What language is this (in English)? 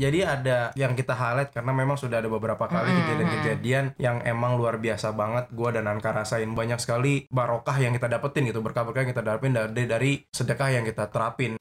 Indonesian